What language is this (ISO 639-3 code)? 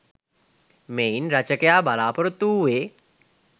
sin